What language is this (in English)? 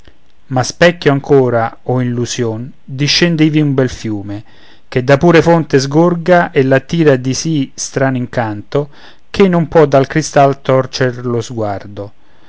Italian